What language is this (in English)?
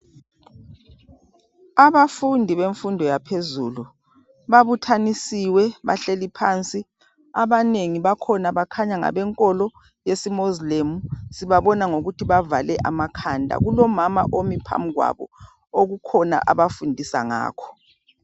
North Ndebele